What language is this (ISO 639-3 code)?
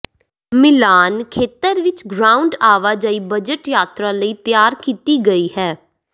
pan